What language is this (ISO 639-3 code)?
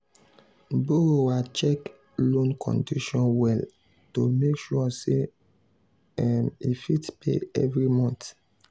pcm